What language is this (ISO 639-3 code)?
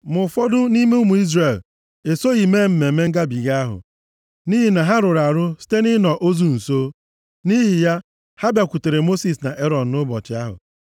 ibo